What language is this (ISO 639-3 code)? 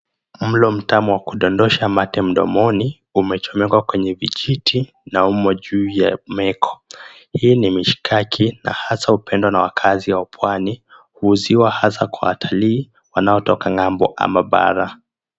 swa